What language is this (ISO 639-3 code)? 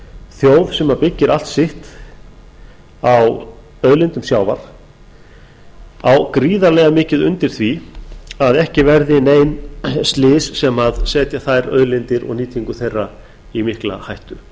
isl